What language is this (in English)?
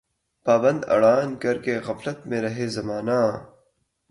Urdu